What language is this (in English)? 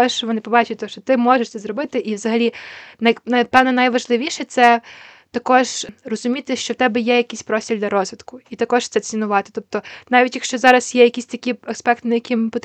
Ukrainian